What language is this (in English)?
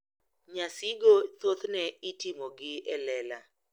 Luo (Kenya and Tanzania)